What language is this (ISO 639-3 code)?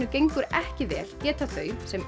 isl